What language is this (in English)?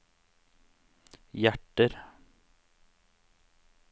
Norwegian